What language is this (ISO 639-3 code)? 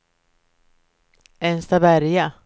swe